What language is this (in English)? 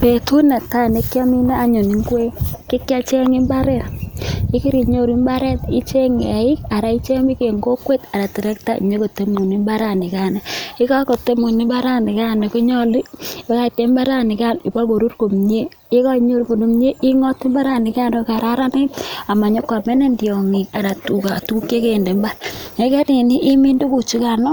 Kalenjin